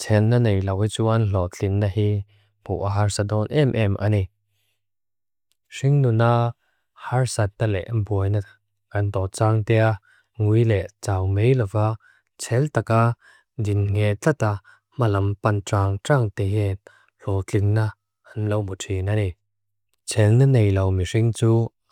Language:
Mizo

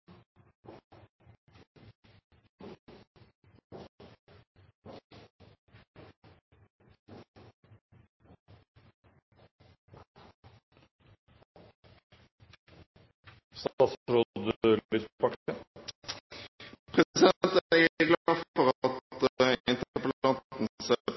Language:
Norwegian Bokmål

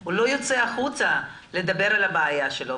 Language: Hebrew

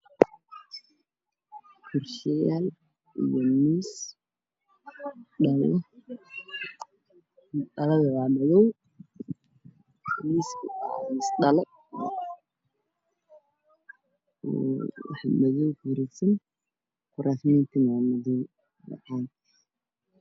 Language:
Somali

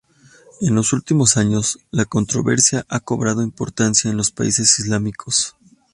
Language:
Spanish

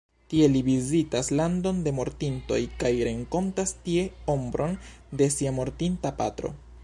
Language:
Esperanto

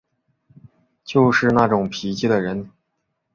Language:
Chinese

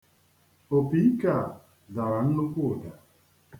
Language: Igbo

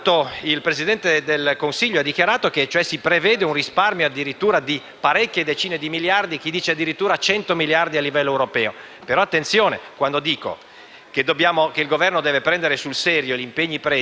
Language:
Italian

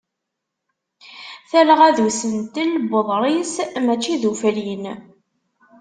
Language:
Kabyle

